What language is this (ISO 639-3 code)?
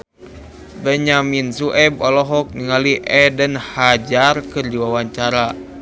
sun